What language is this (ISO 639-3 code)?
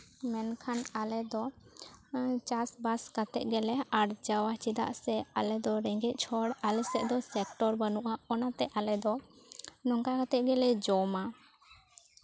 sat